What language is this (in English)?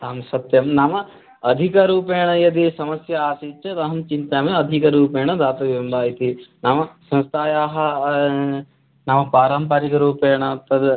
Sanskrit